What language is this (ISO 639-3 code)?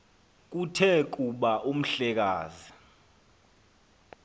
xho